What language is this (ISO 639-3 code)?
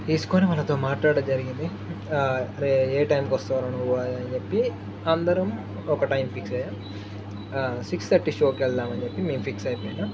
tel